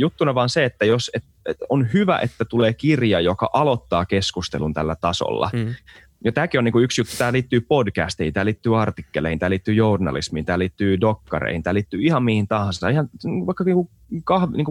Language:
Finnish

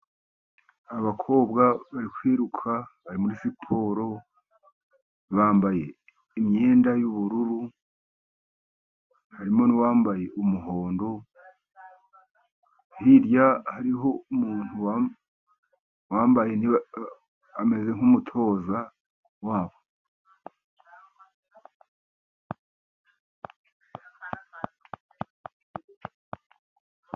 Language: Kinyarwanda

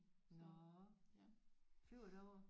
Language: Danish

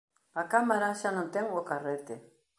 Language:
Galician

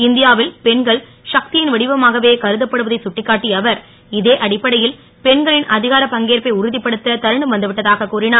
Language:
Tamil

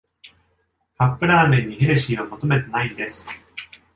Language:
Japanese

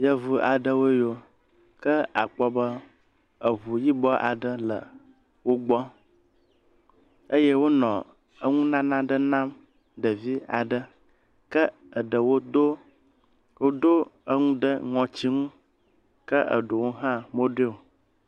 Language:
Ewe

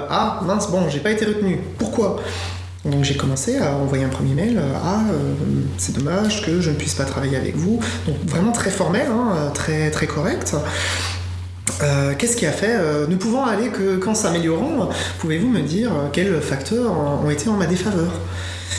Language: French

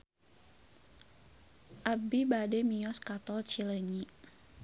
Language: Sundanese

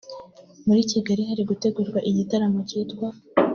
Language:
Kinyarwanda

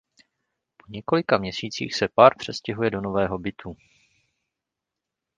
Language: Czech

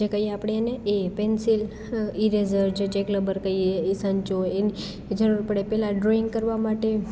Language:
Gujarati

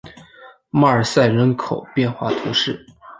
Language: Chinese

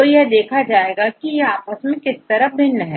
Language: Hindi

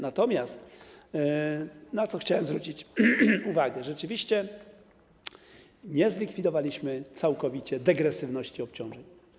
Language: Polish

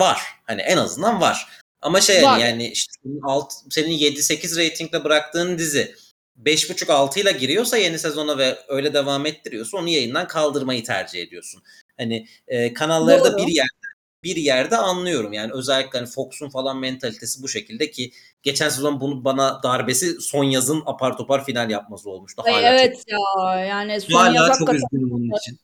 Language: Turkish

